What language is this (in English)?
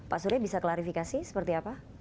Indonesian